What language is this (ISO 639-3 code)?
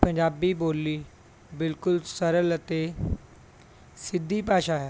pan